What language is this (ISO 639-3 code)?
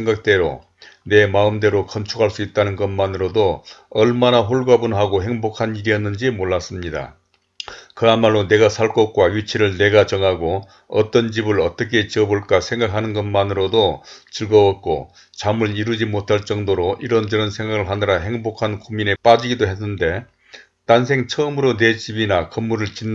kor